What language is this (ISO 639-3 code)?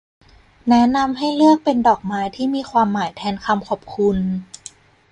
tha